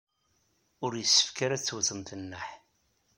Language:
Kabyle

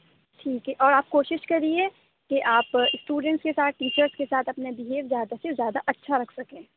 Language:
Urdu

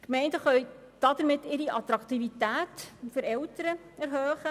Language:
Swiss German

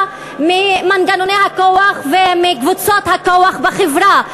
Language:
Hebrew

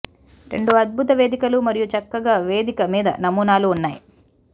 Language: Telugu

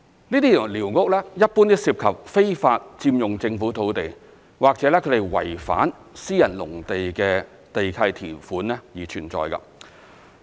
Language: Cantonese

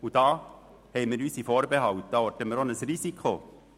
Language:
Swiss German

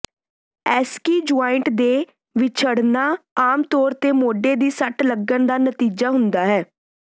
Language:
Punjabi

